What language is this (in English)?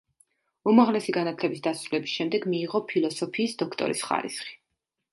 Georgian